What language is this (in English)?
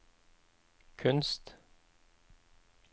Norwegian